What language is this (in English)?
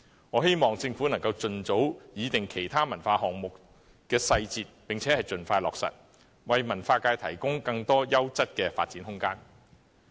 Cantonese